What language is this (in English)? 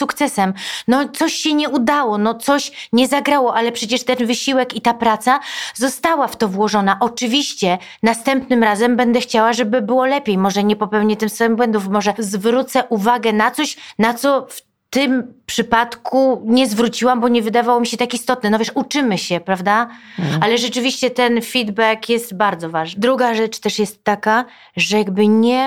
Polish